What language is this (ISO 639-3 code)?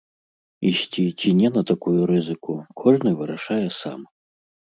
bel